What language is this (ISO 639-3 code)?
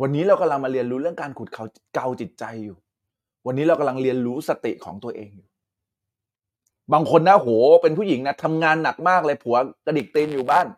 tha